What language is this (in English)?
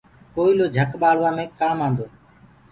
Gurgula